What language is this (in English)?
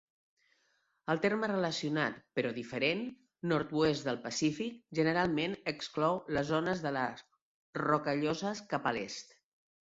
Catalan